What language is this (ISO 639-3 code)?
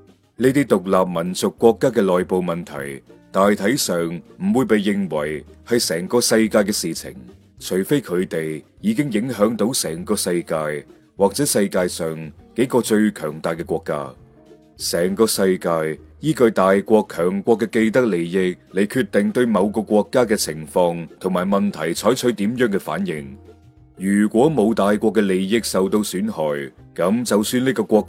zho